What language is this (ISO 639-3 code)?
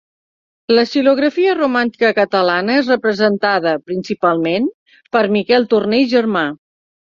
cat